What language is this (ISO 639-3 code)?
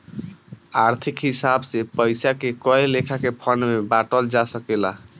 bho